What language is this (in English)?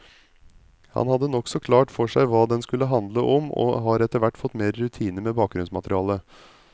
Norwegian